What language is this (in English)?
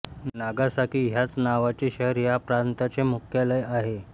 Marathi